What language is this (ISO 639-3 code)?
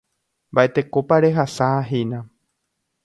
grn